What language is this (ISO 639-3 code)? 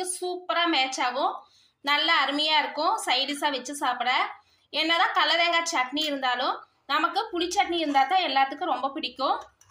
tam